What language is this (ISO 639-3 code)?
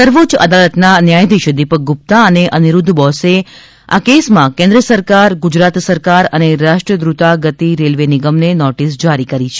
guj